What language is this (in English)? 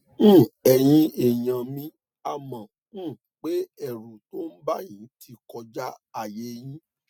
Yoruba